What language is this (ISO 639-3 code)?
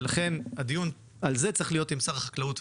heb